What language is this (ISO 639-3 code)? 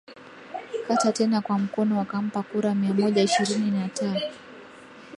swa